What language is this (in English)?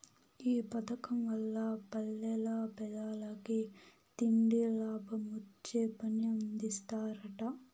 Telugu